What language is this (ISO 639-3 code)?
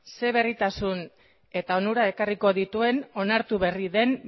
eus